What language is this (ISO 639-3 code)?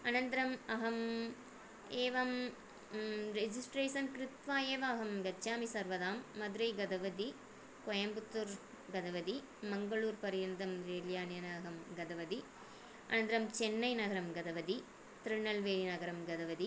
san